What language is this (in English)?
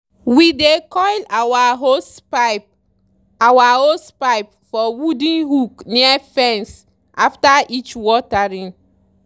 Nigerian Pidgin